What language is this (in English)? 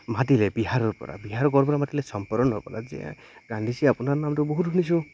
Assamese